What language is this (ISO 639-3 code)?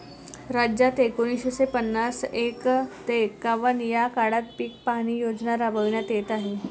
mar